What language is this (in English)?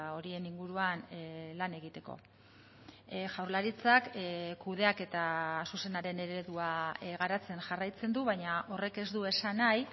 Basque